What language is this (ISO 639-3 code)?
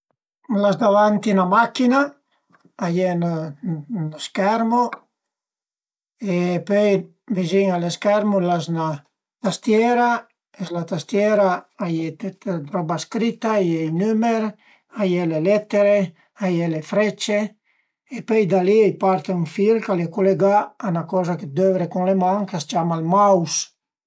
pms